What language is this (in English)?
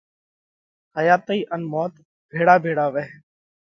Parkari Koli